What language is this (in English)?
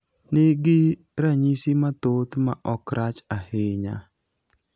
Luo (Kenya and Tanzania)